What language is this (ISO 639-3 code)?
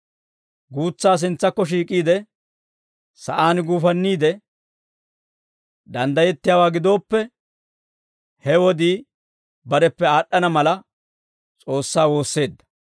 dwr